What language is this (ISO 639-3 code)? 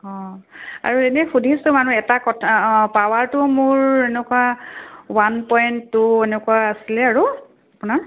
asm